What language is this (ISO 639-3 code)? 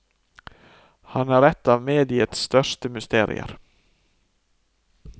nor